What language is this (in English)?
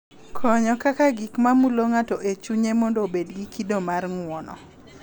Luo (Kenya and Tanzania)